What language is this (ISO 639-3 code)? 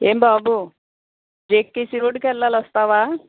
tel